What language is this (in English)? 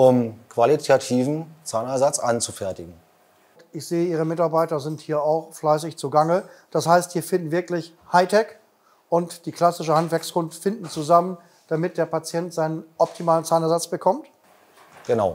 German